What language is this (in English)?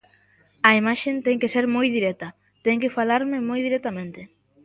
Galician